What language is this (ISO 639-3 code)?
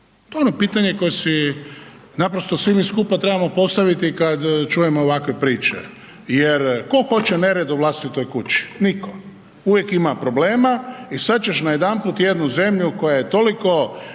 hrv